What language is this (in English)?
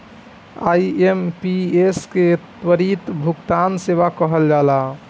Bhojpuri